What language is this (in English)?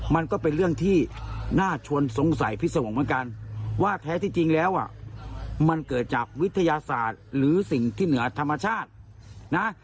Thai